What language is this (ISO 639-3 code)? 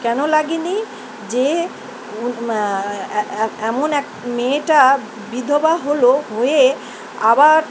ben